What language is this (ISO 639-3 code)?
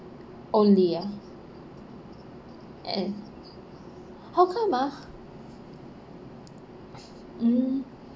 eng